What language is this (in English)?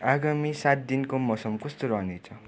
Nepali